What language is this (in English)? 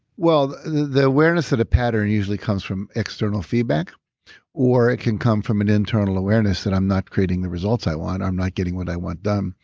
English